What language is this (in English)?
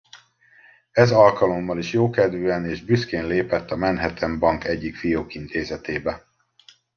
Hungarian